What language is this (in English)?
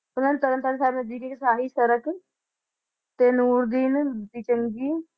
Punjabi